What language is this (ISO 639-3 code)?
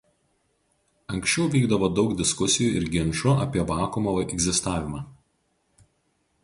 lit